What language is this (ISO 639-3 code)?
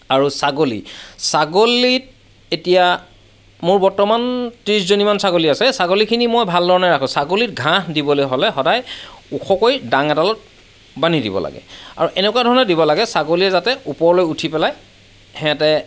asm